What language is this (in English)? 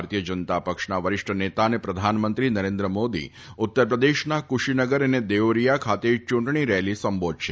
Gujarati